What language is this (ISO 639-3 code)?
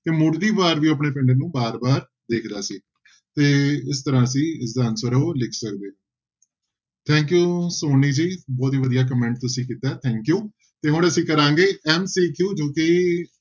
pan